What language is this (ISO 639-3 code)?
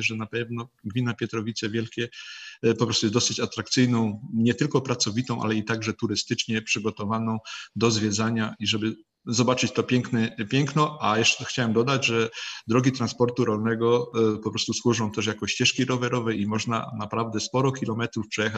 pol